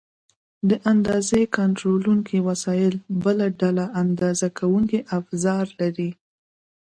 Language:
Pashto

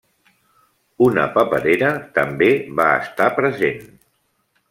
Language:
Catalan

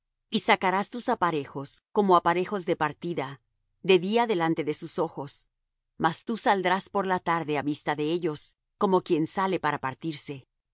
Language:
Spanish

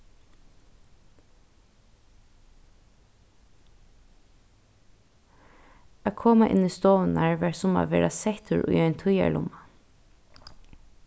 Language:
Faroese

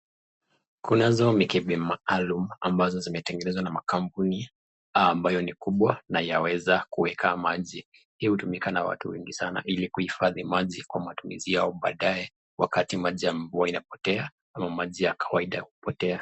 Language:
Swahili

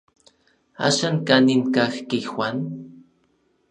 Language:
Orizaba Nahuatl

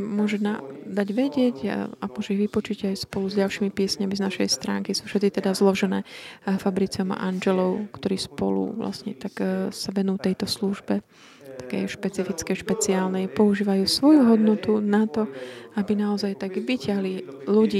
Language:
Slovak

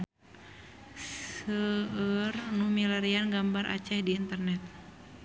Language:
Sundanese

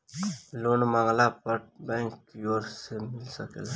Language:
Bhojpuri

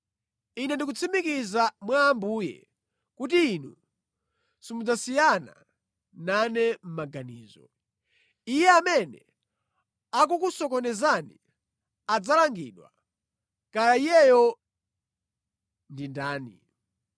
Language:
Nyanja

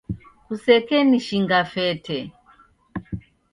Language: Taita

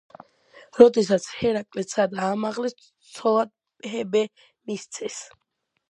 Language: Georgian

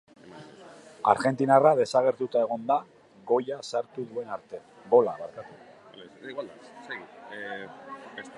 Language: Basque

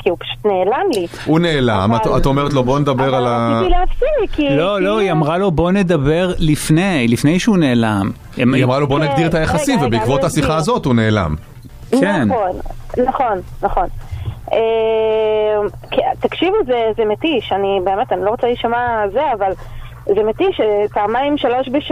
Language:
Hebrew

